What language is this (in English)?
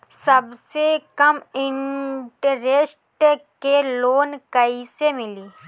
Bhojpuri